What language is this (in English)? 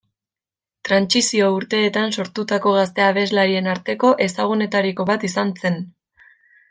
Basque